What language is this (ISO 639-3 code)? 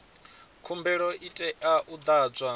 ven